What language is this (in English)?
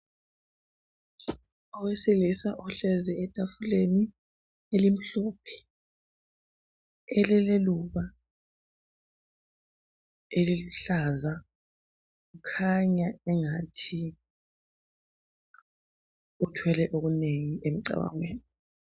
North Ndebele